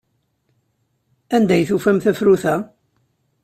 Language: Kabyle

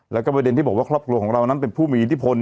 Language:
Thai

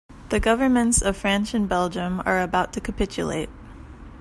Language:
English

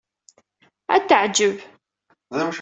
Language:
Kabyle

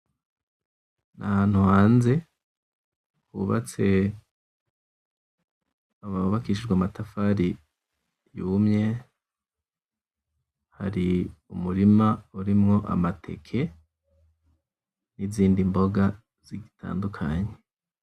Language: Rundi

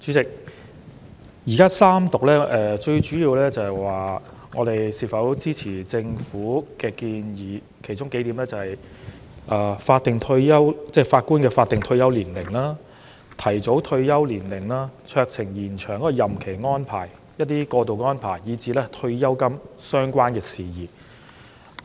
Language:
Cantonese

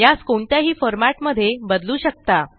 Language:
Marathi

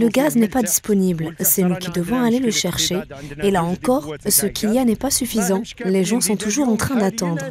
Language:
French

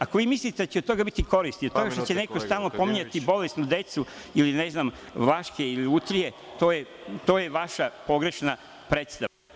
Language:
Serbian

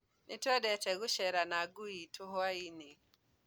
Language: Kikuyu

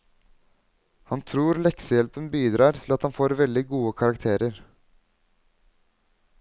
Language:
Norwegian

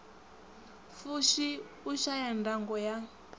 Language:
Venda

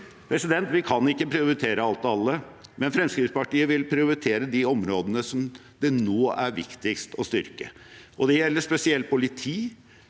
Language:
Norwegian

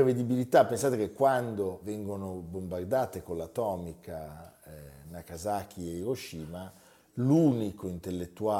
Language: Italian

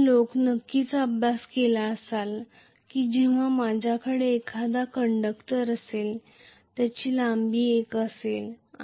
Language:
Marathi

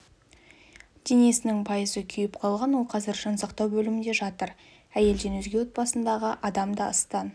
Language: Kazakh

